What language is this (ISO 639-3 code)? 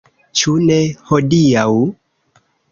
epo